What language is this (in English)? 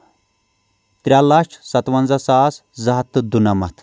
Kashmiri